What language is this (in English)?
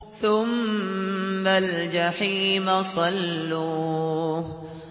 Arabic